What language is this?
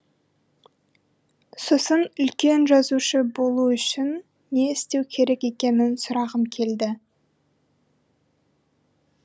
Kazakh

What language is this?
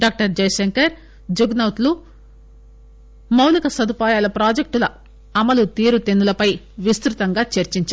Telugu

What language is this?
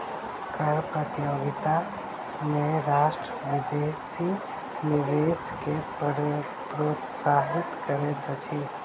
Maithili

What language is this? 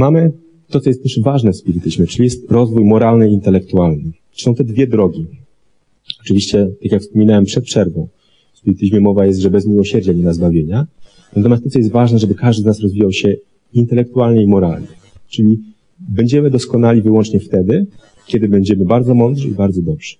Polish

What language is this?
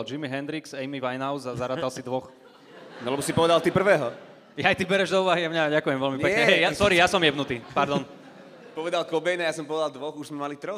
Slovak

